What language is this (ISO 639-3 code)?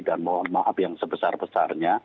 ind